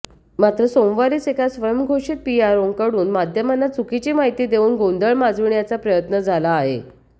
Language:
Marathi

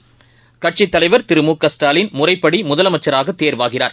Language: Tamil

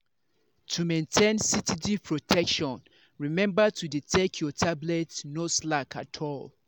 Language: Nigerian Pidgin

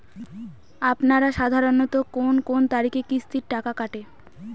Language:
Bangla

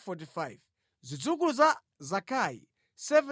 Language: Nyanja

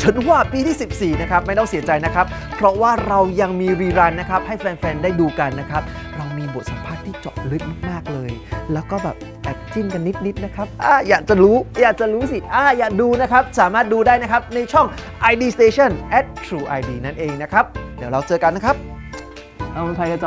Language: Thai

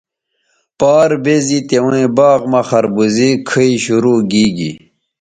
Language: Bateri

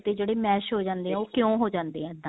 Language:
Punjabi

